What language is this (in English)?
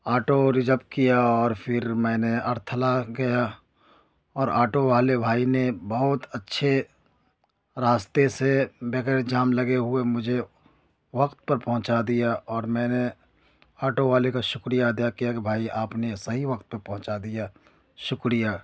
Urdu